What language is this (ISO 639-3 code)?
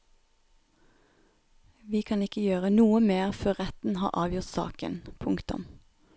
nor